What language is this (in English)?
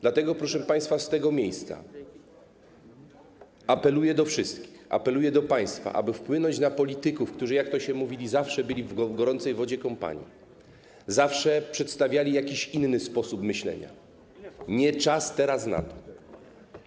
Polish